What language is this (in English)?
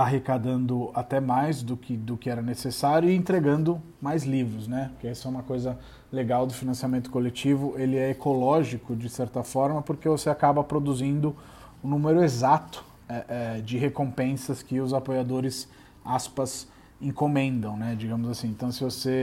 Portuguese